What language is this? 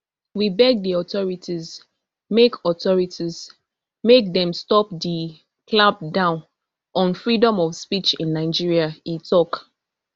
Nigerian Pidgin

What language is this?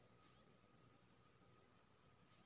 Maithili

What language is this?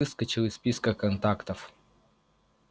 Russian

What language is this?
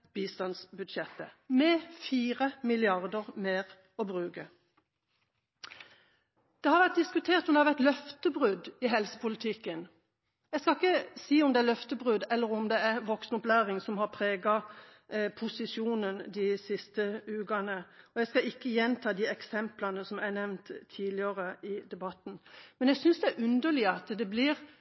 Norwegian Bokmål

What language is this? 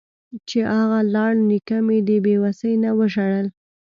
Pashto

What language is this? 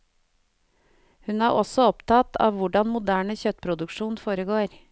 Norwegian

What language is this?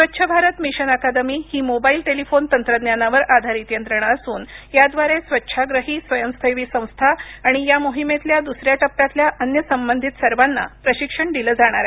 Marathi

